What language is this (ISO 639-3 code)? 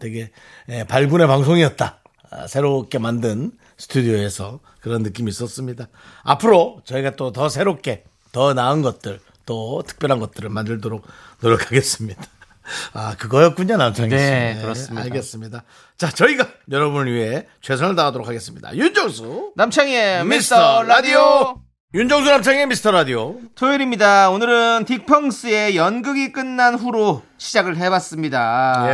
kor